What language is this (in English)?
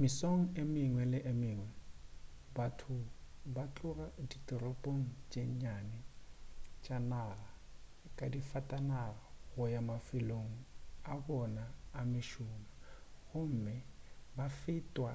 Northern Sotho